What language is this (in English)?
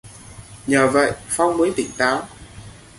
Vietnamese